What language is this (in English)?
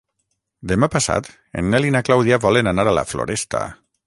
Catalan